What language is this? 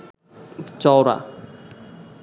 Bangla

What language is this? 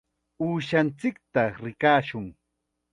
Chiquián Ancash Quechua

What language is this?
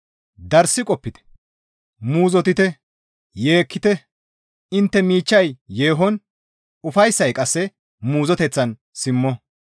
Gamo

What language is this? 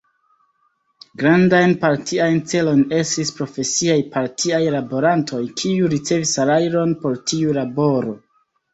Esperanto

